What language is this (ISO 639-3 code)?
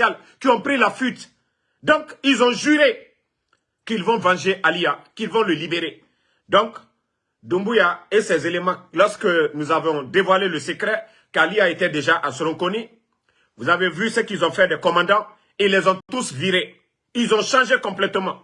fra